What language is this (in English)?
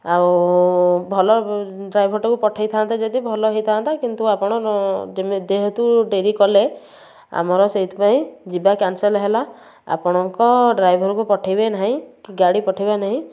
Odia